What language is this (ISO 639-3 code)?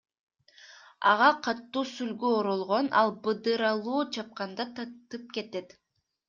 kir